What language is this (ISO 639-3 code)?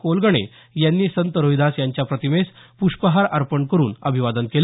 mar